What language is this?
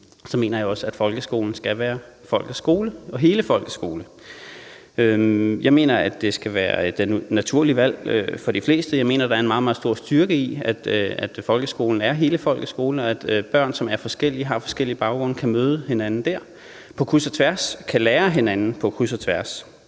Danish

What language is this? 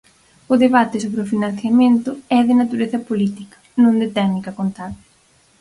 Galician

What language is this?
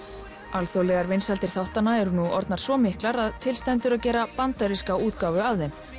Icelandic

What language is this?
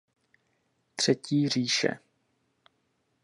Czech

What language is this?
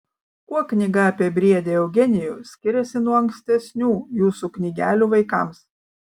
Lithuanian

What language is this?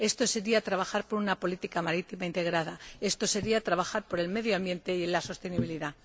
Spanish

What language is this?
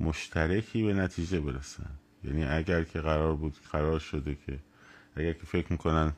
Persian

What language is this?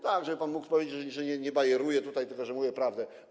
Polish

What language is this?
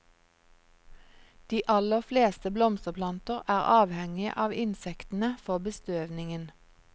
Norwegian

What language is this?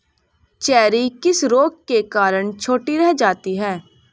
Hindi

